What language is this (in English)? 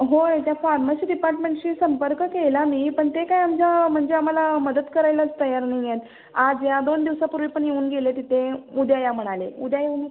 Marathi